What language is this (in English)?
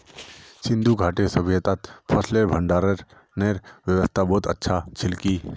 Magahi